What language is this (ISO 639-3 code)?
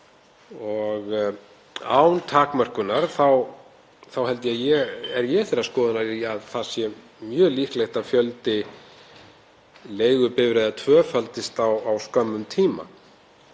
isl